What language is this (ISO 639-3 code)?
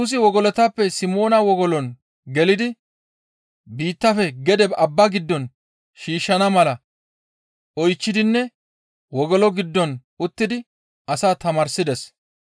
gmv